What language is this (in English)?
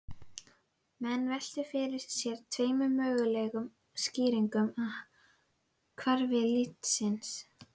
Icelandic